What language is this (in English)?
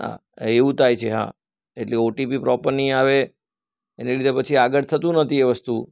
Gujarati